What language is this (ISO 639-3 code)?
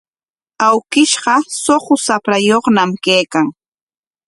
qwa